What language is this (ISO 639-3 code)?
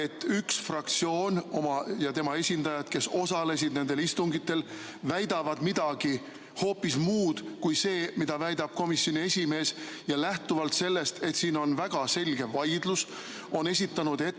est